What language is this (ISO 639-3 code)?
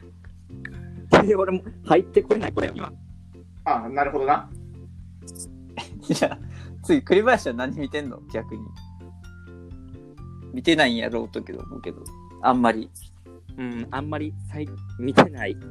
jpn